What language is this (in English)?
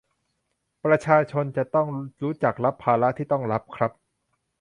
Thai